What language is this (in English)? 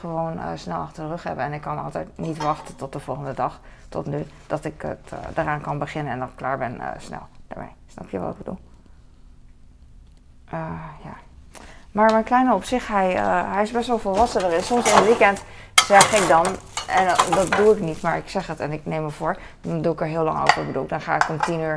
Dutch